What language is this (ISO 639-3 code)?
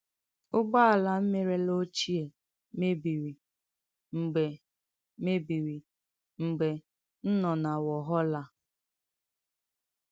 ibo